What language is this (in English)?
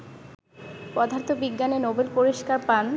Bangla